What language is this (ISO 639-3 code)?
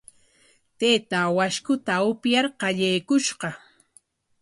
qwa